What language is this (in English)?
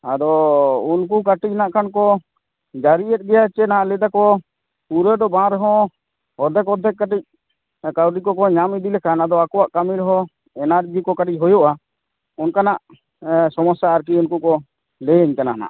Santali